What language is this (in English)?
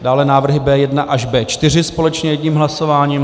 Czech